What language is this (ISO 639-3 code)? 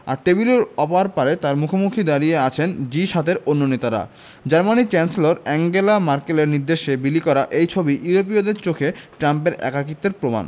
ben